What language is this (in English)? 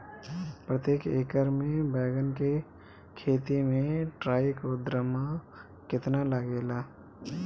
Bhojpuri